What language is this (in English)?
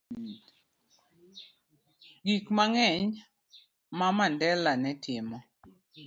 Luo (Kenya and Tanzania)